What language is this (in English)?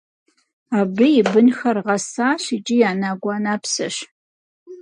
Kabardian